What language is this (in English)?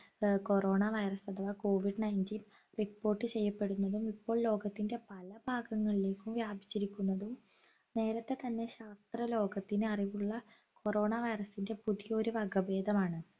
Malayalam